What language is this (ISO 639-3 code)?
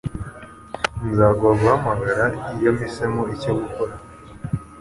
kin